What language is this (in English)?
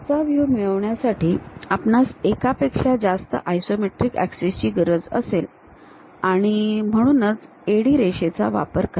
Marathi